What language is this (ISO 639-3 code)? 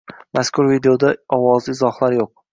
uzb